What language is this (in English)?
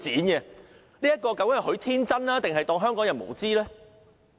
Cantonese